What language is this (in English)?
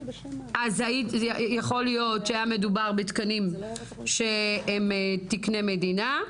Hebrew